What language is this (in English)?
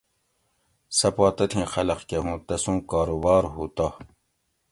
Gawri